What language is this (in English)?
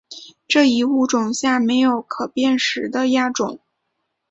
Chinese